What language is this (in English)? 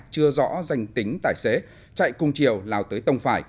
Vietnamese